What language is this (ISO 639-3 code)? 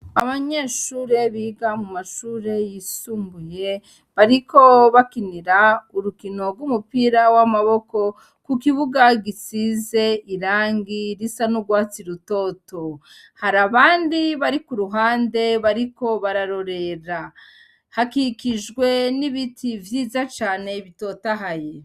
run